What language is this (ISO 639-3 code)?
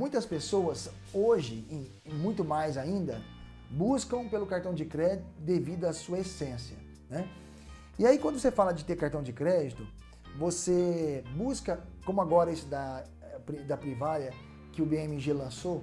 por